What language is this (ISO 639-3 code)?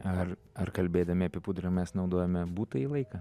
lit